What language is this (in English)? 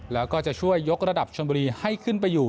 Thai